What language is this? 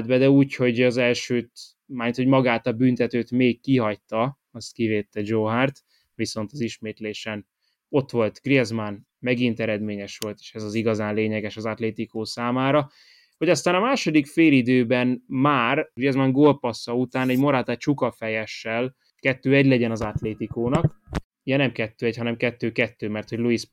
Hungarian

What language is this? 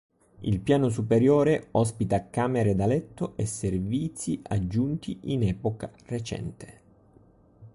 Italian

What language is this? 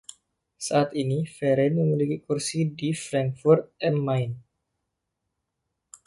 Indonesian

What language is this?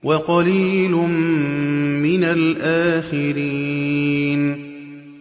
Arabic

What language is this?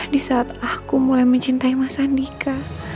Indonesian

